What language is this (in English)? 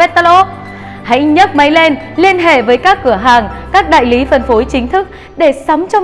Vietnamese